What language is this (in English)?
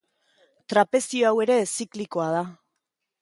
Basque